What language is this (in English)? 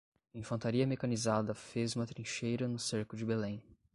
Portuguese